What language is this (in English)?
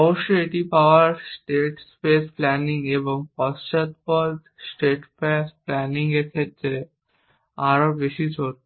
Bangla